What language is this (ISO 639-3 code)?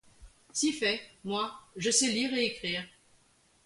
fra